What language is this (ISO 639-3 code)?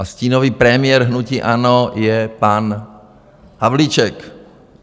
ces